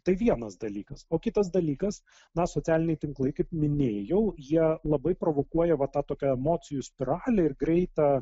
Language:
Lithuanian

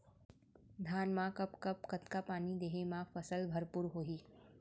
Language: Chhattisgarhi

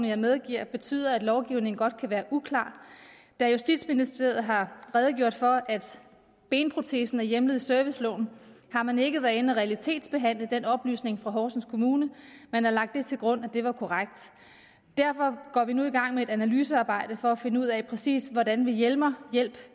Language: Danish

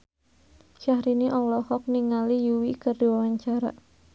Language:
Sundanese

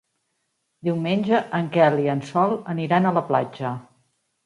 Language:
Catalan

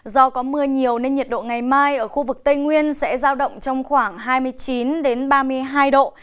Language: Vietnamese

